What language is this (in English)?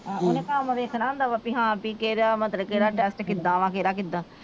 Punjabi